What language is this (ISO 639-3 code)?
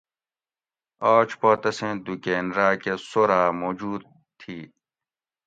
gwc